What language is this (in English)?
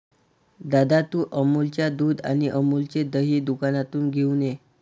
Marathi